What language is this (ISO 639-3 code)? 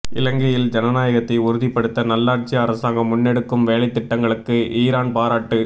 tam